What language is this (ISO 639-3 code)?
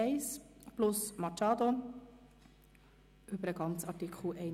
gsw